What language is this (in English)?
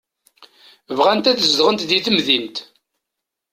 Kabyle